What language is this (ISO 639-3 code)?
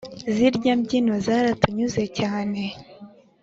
kin